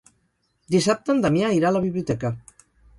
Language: Catalan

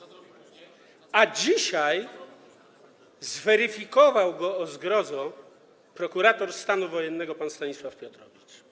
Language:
Polish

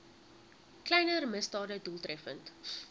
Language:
Afrikaans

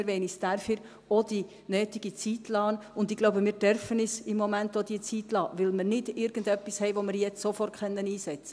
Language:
Swiss German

